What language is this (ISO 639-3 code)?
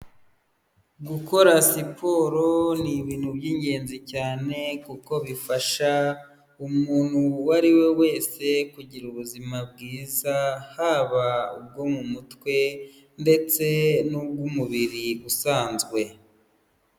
kin